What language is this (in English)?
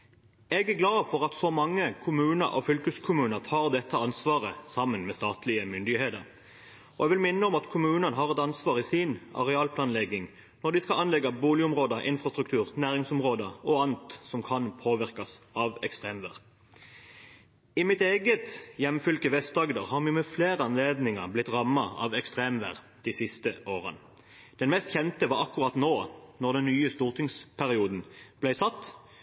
Norwegian Bokmål